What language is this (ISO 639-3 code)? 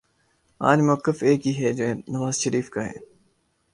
urd